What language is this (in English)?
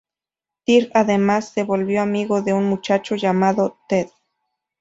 Spanish